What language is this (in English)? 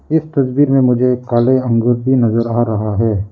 Hindi